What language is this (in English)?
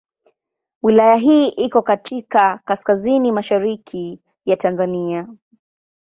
Swahili